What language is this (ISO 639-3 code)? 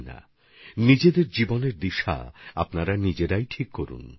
ben